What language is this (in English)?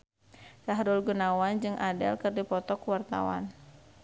Sundanese